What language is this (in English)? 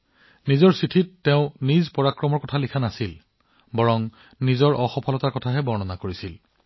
Assamese